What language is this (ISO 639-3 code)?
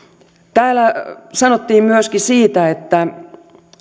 fin